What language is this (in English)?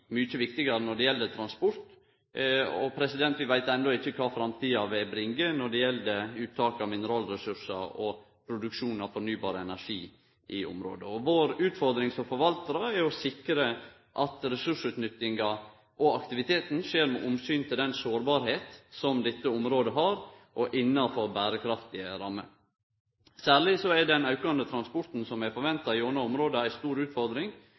Norwegian Nynorsk